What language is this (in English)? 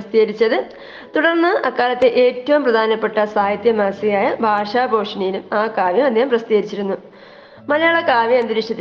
Malayalam